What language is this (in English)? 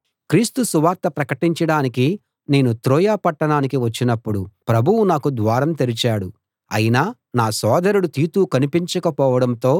Telugu